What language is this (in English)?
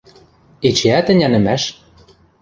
Western Mari